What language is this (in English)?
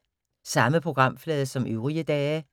Danish